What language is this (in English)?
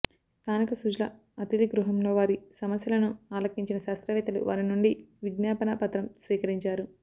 Telugu